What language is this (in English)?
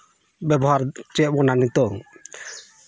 Santali